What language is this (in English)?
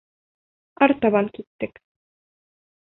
Bashkir